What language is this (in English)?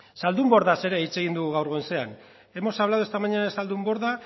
Basque